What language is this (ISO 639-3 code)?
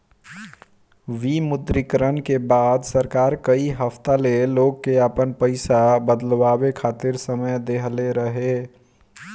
bho